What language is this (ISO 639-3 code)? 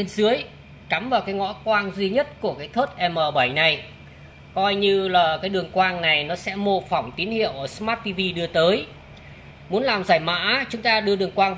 vie